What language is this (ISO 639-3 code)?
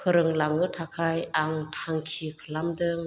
brx